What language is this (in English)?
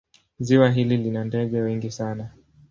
Swahili